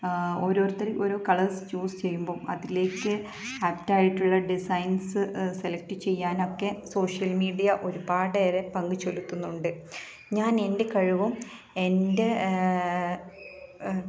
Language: Malayalam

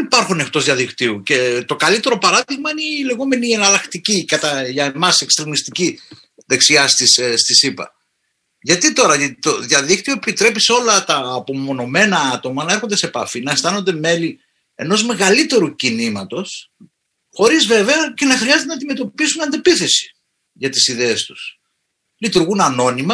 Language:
Greek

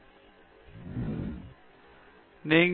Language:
Tamil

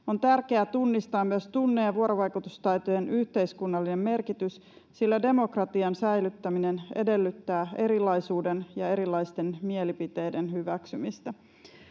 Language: Finnish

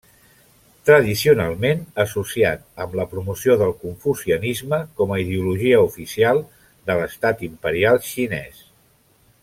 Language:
Catalan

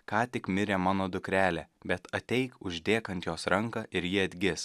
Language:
Lithuanian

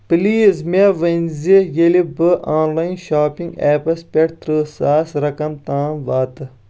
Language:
Kashmiri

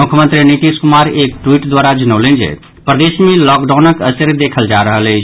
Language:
Maithili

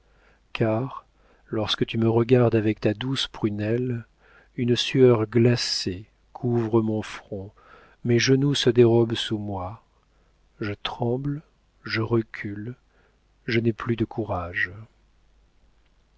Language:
French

